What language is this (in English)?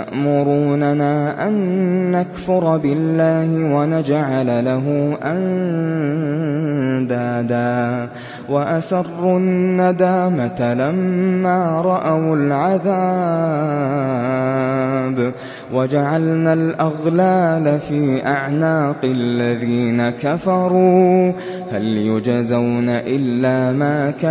Arabic